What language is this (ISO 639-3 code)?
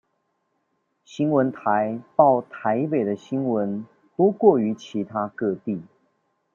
zho